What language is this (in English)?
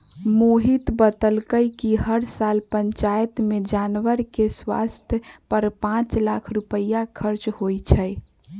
Magahi